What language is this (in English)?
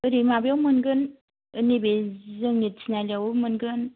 Bodo